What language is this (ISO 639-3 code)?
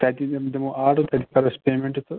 kas